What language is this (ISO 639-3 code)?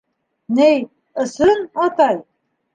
bak